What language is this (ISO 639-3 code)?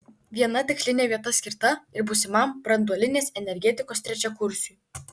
lit